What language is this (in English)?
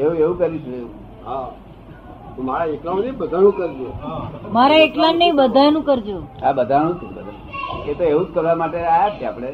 Gujarati